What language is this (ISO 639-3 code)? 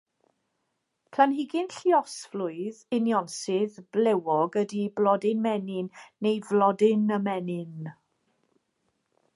cym